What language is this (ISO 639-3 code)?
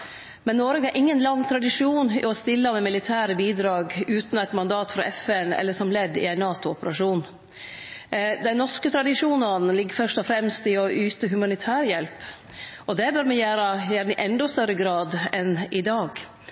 nno